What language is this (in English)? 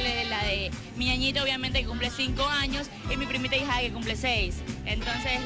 Spanish